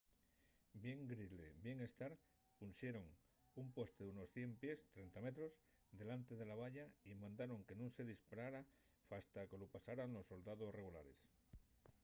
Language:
Asturian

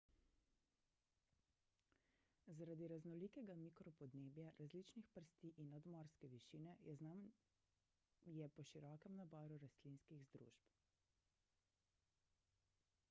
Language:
Slovenian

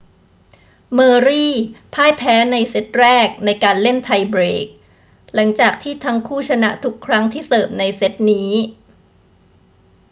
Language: Thai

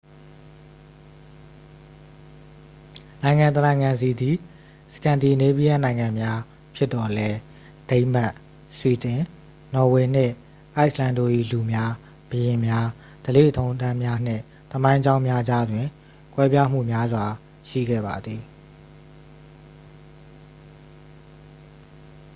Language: Burmese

